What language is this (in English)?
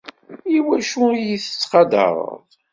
Kabyle